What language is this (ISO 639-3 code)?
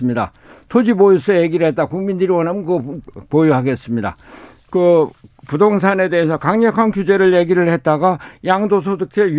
kor